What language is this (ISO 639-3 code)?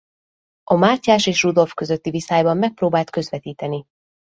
hun